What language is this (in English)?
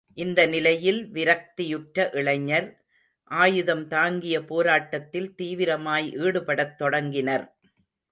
Tamil